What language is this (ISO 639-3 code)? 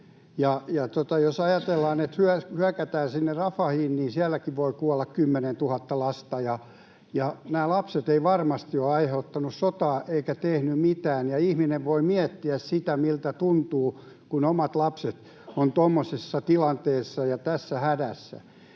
fin